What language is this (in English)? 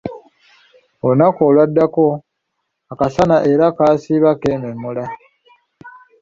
Ganda